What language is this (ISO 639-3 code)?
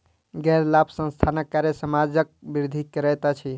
mai